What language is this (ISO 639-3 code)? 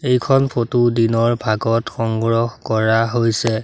asm